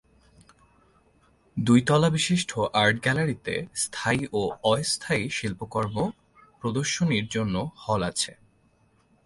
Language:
Bangla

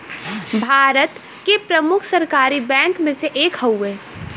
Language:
Bhojpuri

